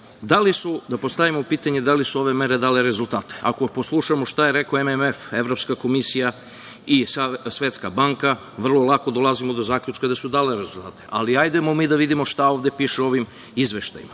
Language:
Serbian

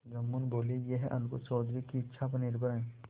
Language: Hindi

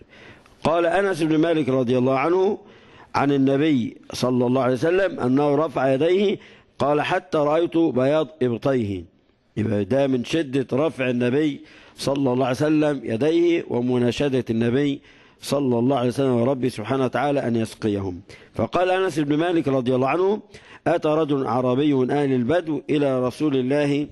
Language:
Arabic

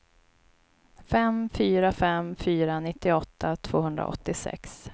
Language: Swedish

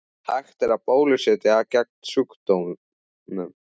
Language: Icelandic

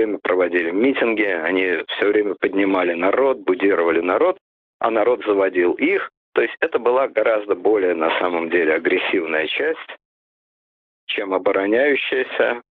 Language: Russian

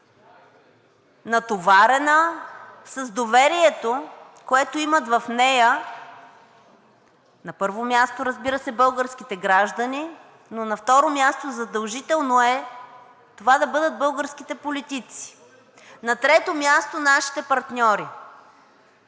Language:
Bulgarian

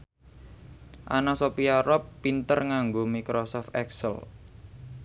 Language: Javanese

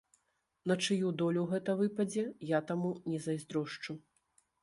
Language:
Belarusian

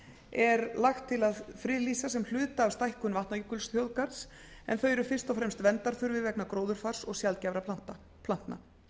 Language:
Icelandic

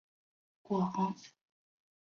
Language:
Chinese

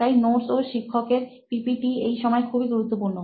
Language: Bangla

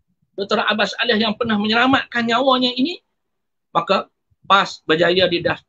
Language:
Malay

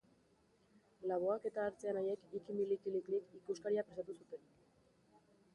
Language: Basque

